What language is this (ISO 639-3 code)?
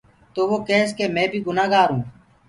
ggg